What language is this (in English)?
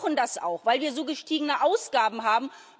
German